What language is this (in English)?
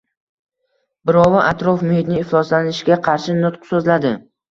Uzbek